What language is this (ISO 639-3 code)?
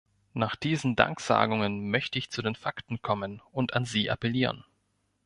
deu